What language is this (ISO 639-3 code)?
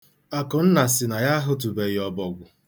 ibo